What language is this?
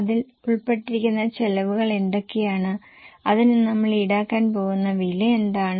Malayalam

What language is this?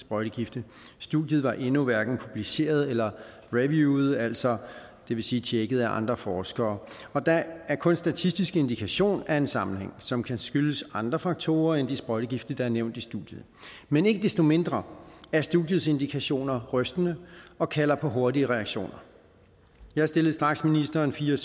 Danish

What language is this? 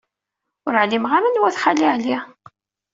Kabyle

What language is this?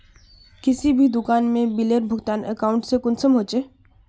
Magahi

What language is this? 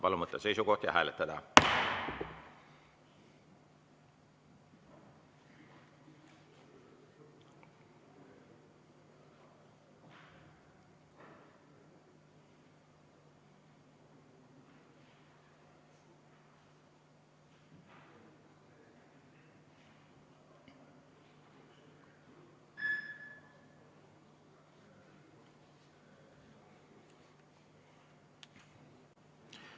Estonian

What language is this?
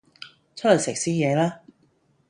Cantonese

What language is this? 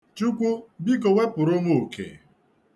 Igbo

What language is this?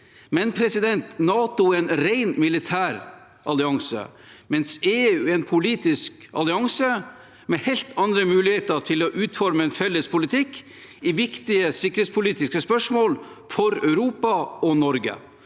Norwegian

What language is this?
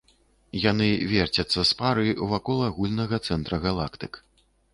Belarusian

